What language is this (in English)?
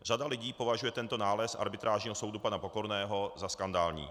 Czech